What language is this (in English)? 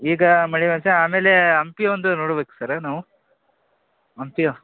Kannada